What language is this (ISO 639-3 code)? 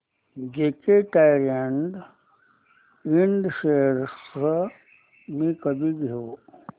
mar